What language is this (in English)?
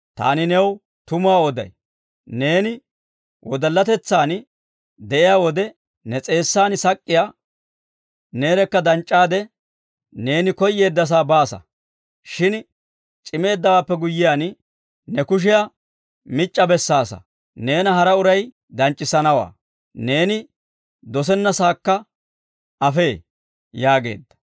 Dawro